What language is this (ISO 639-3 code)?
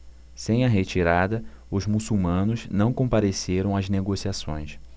por